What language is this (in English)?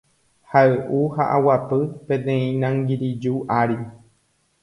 Guarani